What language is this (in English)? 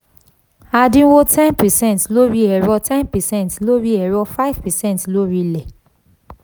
Yoruba